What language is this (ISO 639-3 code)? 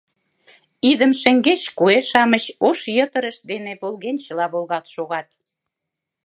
chm